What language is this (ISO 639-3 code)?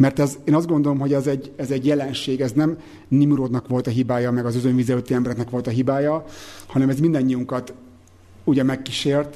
hun